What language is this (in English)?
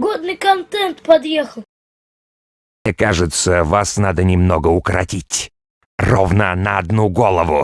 Russian